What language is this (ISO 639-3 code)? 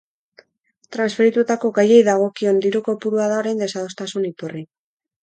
eus